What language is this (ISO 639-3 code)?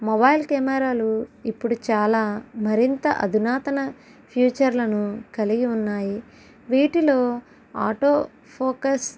tel